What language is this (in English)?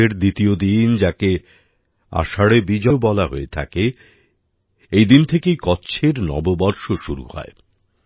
Bangla